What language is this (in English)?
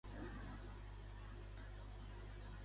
Catalan